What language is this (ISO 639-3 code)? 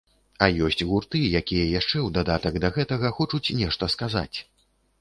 bel